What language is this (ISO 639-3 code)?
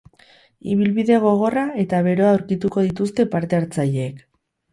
eus